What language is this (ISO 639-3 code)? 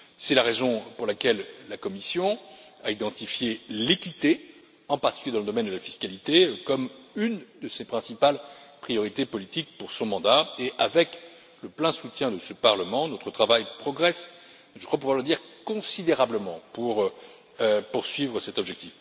fra